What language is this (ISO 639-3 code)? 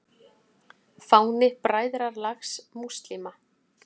isl